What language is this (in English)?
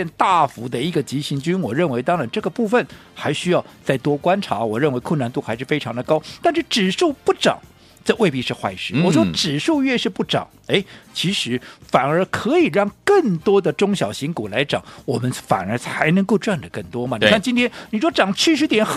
Chinese